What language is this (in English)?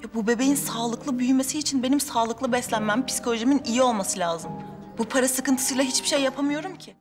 Turkish